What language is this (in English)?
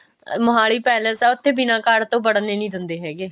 Punjabi